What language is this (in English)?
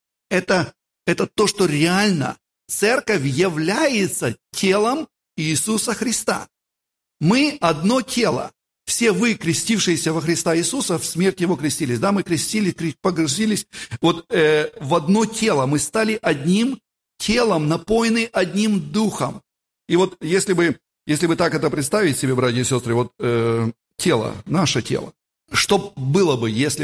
Russian